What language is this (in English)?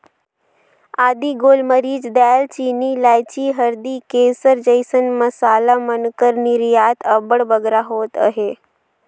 Chhattisgarhi